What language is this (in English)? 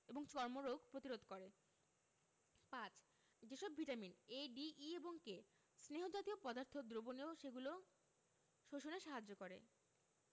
Bangla